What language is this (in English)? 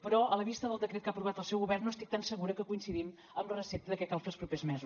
Catalan